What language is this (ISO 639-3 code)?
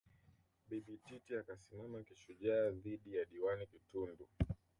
swa